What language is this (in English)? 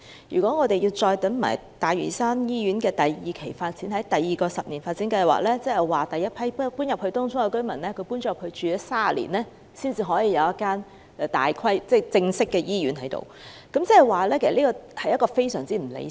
Cantonese